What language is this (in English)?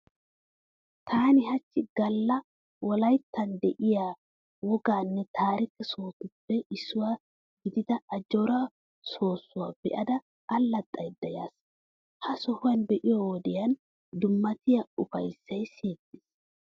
Wolaytta